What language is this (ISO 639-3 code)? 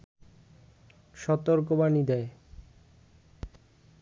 ben